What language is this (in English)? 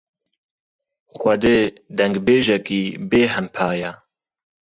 Kurdish